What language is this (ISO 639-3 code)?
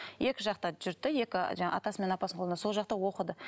kaz